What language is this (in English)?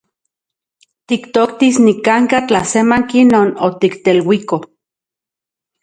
Central Puebla Nahuatl